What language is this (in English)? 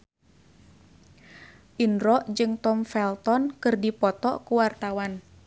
Sundanese